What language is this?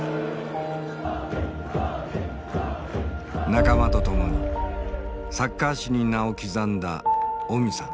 Japanese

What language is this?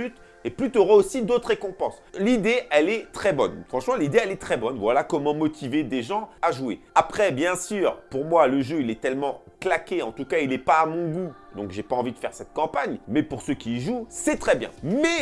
French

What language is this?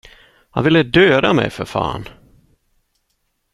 Swedish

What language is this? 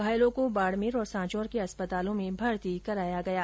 Hindi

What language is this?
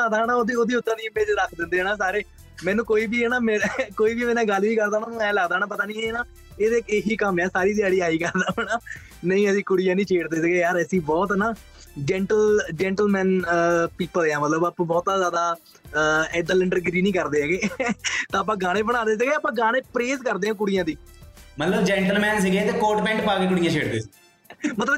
Punjabi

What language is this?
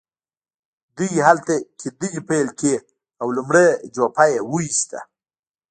Pashto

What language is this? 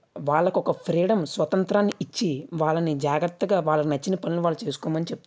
Telugu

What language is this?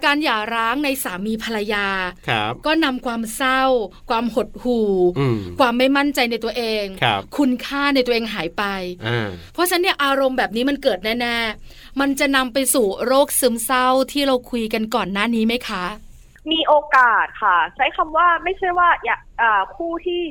Thai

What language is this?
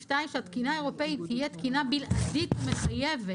Hebrew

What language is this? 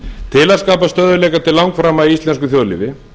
Icelandic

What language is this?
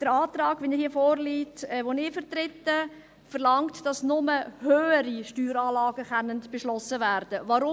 Swiss German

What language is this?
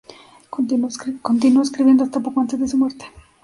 Spanish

